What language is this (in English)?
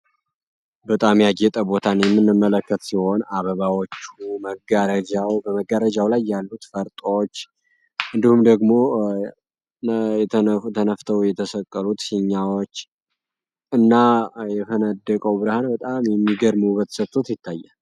Amharic